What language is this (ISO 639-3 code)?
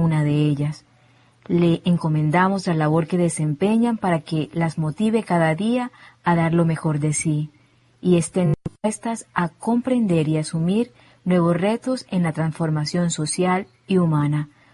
spa